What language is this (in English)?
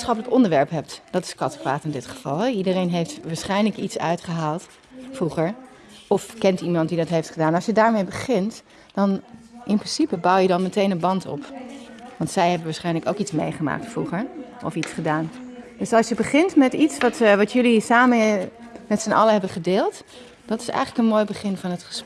Dutch